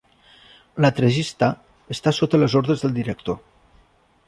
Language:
Catalan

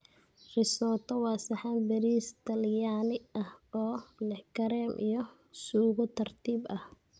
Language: Somali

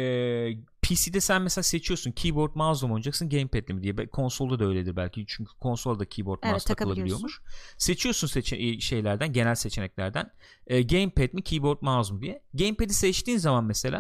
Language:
Turkish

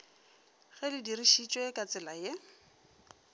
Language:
Northern Sotho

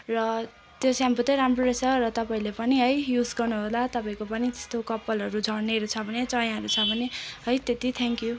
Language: Nepali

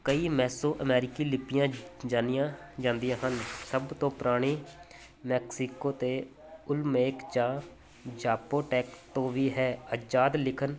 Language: Punjabi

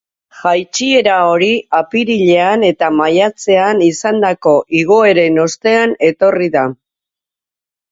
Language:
Basque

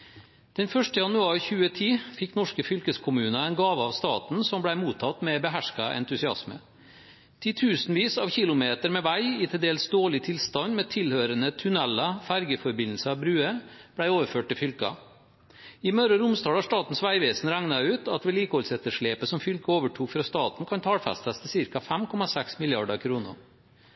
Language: Norwegian Bokmål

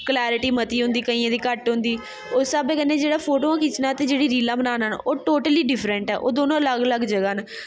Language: Dogri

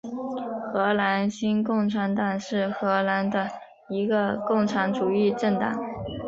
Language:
Chinese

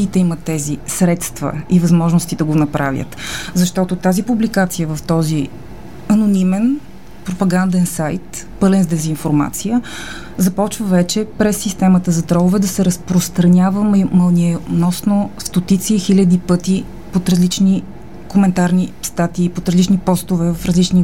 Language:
Bulgarian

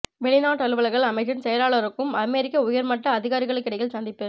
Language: Tamil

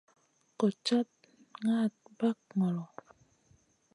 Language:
Masana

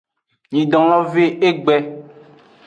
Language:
Aja (Benin)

